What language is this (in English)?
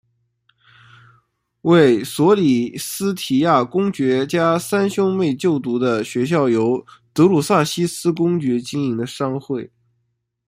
Chinese